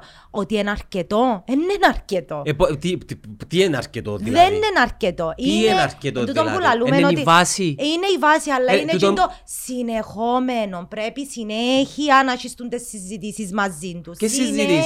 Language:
Greek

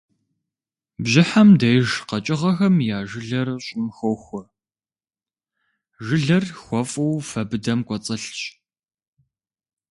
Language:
Kabardian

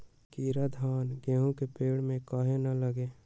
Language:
Magahi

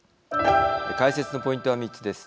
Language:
Japanese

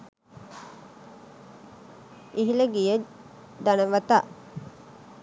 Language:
Sinhala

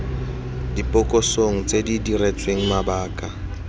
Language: Tswana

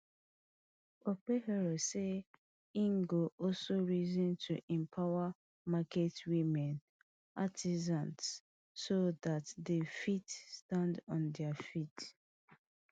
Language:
Nigerian Pidgin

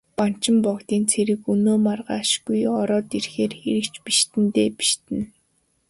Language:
Mongolian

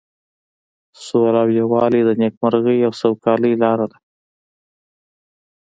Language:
Pashto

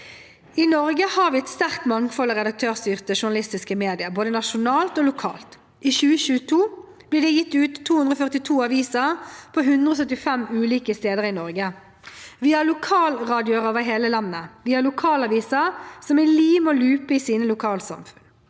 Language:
Norwegian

